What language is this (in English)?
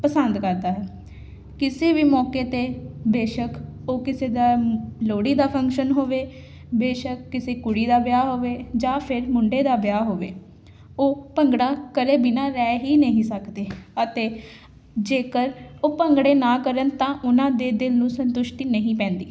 Punjabi